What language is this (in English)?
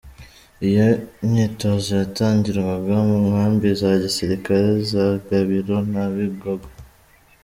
Kinyarwanda